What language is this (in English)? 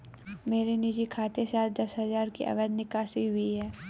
Hindi